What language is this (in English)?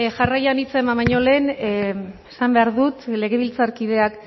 Basque